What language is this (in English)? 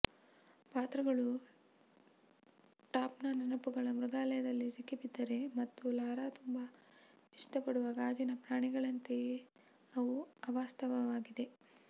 Kannada